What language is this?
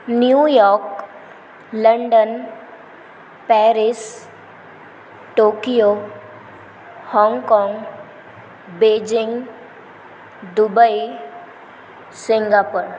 Marathi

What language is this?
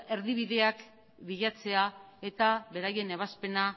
Basque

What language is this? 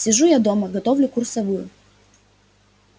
Russian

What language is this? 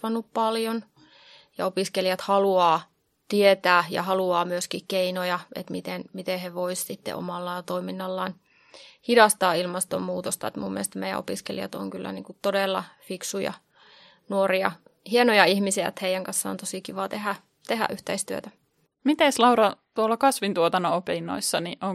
Finnish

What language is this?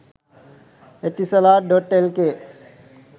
Sinhala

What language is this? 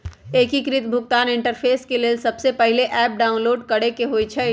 Magahi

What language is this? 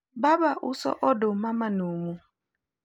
Luo (Kenya and Tanzania)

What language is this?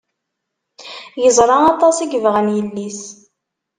Kabyle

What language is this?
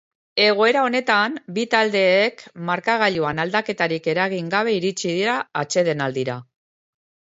Basque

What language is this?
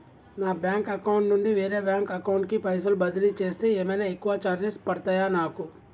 Telugu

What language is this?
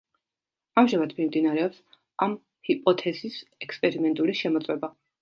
Georgian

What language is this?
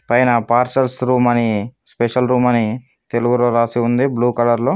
Telugu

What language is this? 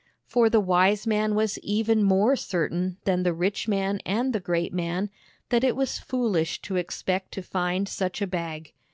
English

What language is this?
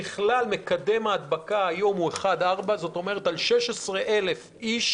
Hebrew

